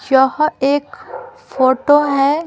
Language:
Hindi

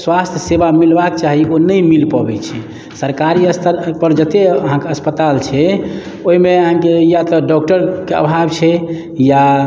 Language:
Maithili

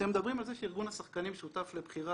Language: Hebrew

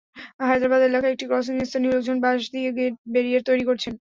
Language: Bangla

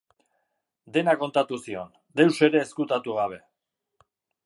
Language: Basque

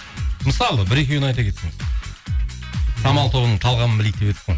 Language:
Kazakh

